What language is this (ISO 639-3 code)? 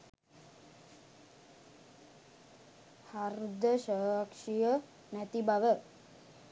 sin